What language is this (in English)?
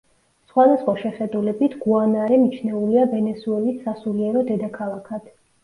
Georgian